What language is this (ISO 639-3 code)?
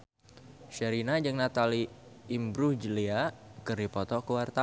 sun